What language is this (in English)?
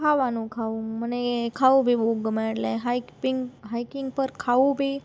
Gujarati